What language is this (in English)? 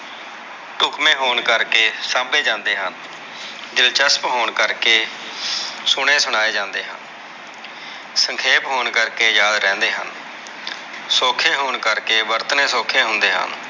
Punjabi